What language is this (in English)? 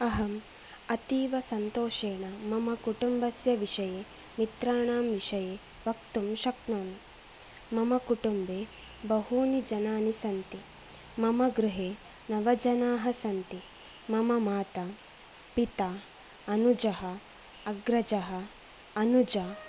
Sanskrit